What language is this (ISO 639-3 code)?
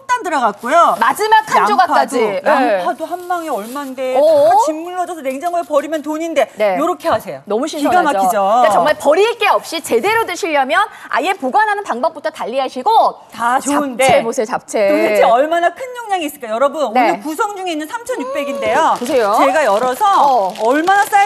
kor